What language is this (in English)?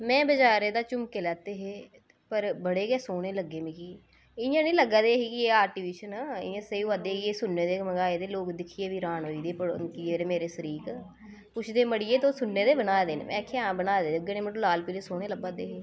Dogri